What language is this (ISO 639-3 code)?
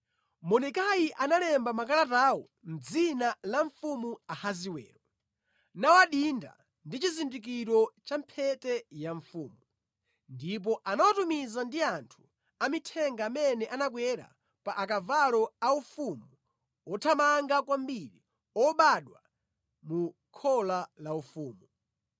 nya